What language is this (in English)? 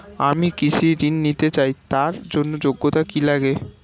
Bangla